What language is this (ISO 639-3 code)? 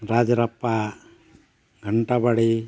sat